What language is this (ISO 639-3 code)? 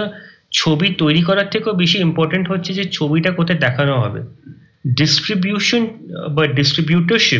ben